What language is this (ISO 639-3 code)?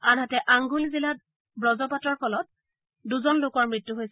asm